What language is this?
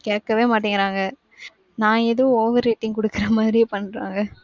Tamil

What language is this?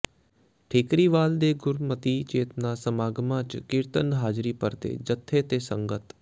Punjabi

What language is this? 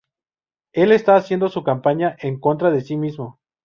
Spanish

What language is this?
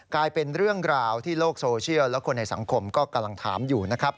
Thai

